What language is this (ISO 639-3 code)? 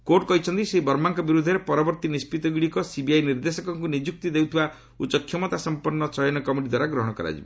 ori